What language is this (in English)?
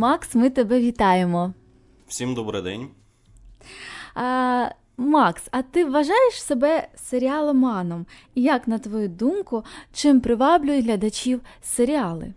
Ukrainian